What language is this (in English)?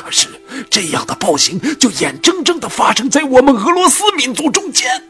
Chinese